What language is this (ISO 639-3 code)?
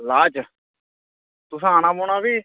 doi